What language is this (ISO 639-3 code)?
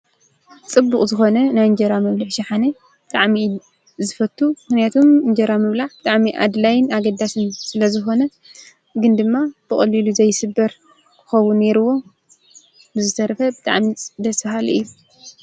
tir